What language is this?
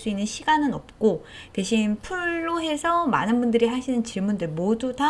Korean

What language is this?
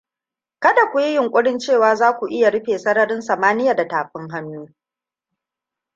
Hausa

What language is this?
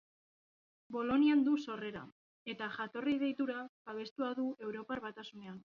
Basque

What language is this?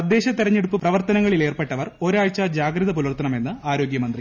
Malayalam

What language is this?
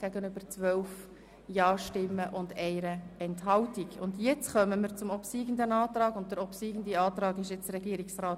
Swiss German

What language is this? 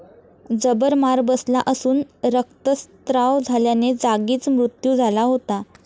Marathi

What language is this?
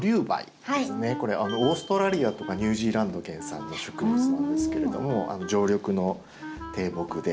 Japanese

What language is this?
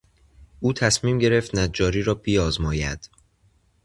Persian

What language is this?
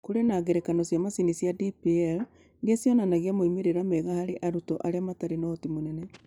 Kikuyu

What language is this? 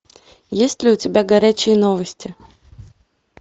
Russian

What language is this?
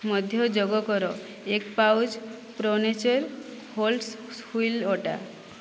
Odia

